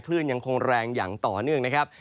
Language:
Thai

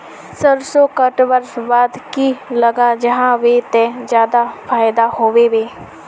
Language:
Magahi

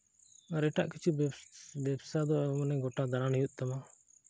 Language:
Santali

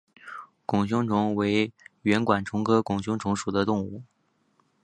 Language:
Chinese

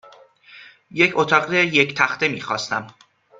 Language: Persian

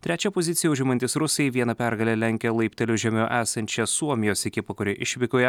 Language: Lithuanian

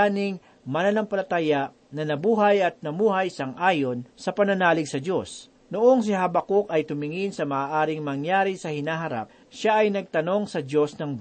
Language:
Filipino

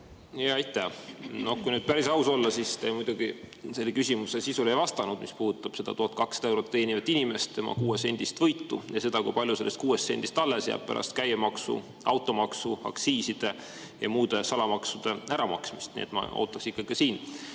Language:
Estonian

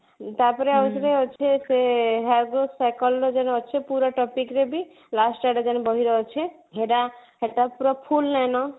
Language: Odia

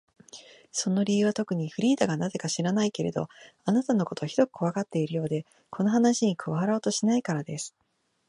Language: Japanese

